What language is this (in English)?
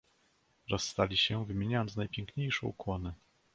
Polish